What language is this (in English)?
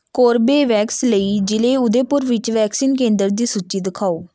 Punjabi